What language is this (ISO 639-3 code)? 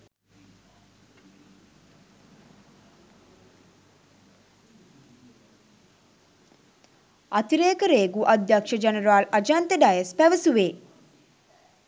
sin